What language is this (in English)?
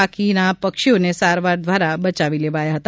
Gujarati